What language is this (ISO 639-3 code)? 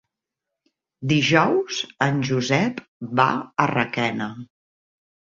cat